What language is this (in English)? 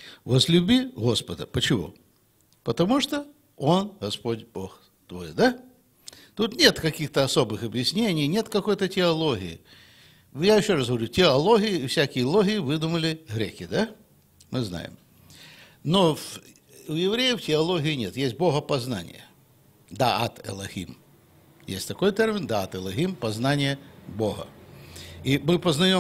Russian